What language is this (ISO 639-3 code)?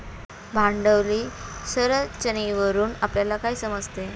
mar